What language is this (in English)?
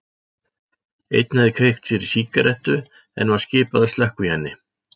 Icelandic